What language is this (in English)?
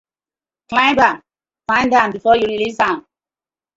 Nigerian Pidgin